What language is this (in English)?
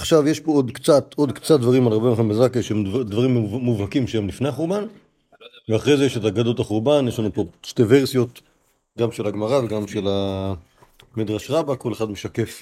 Hebrew